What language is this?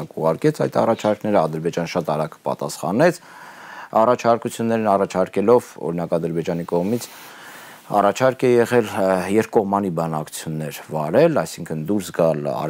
Romanian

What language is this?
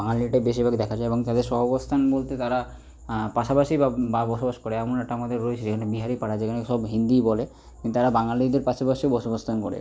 Bangla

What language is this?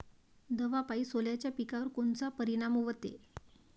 Marathi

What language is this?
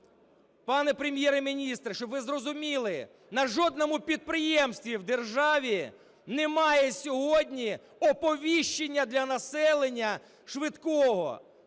Ukrainian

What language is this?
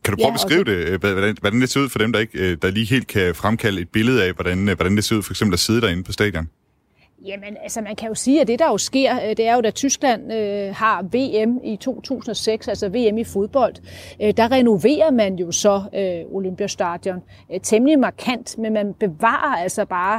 Danish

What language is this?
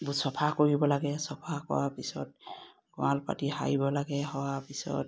Assamese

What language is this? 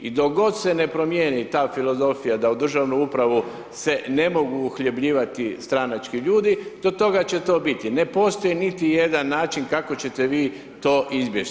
Croatian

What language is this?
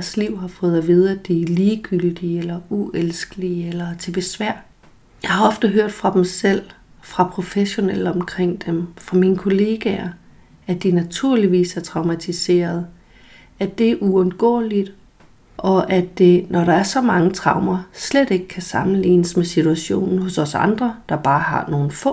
Danish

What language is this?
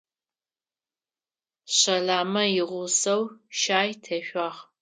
Adyghe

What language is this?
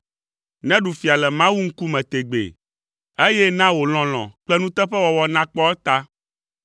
Ewe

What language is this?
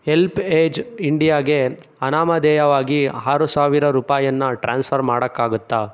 Kannada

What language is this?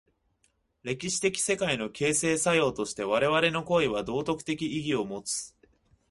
Japanese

